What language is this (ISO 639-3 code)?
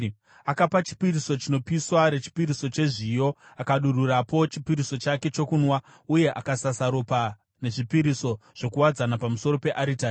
sna